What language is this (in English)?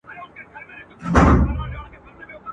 Pashto